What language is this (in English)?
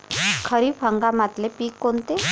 Marathi